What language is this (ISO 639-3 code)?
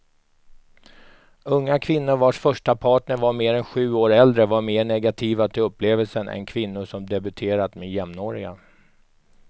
swe